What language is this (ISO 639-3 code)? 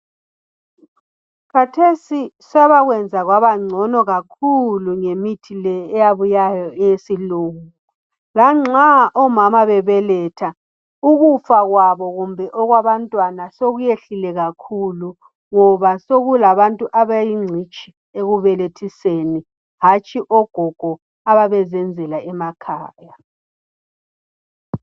nde